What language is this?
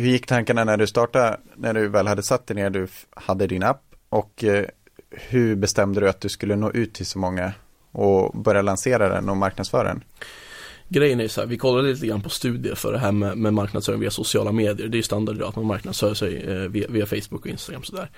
Swedish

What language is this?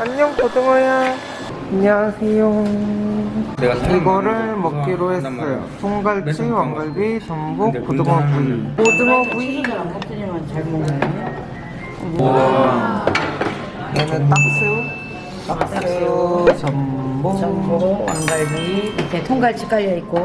Korean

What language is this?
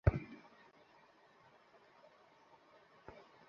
Bangla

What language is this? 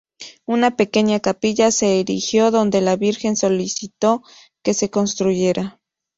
Spanish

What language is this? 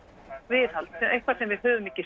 Icelandic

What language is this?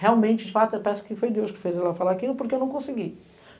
Portuguese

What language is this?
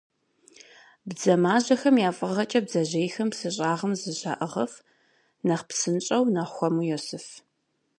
Kabardian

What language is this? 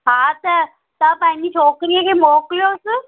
Sindhi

